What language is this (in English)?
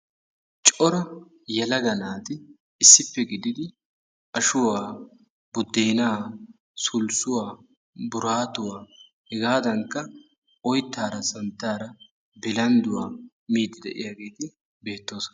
Wolaytta